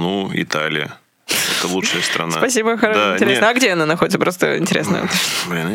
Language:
Russian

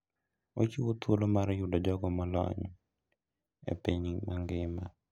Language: Luo (Kenya and Tanzania)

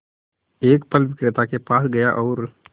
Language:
Hindi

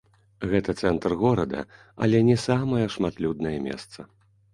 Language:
Belarusian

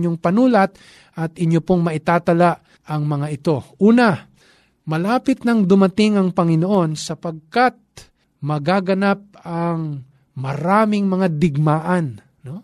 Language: Filipino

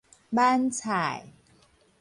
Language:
Min Nan Chinese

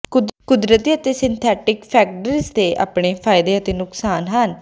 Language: Punjabi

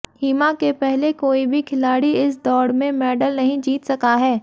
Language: Hindi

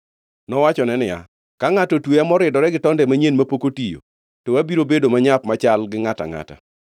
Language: Luo (Kenya and Tanzania)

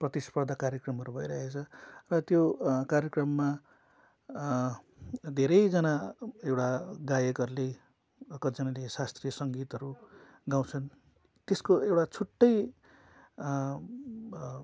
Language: Nepali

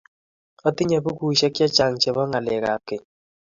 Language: Kalenjin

